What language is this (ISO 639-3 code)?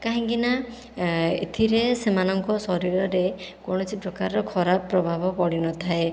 ori